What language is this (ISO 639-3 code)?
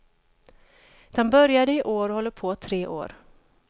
swe